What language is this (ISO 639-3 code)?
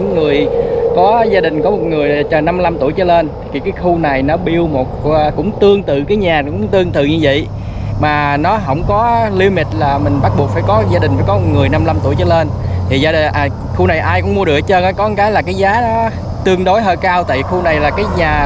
vie